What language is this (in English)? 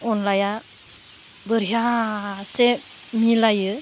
Bodo